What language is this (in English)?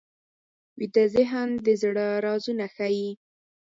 Pashto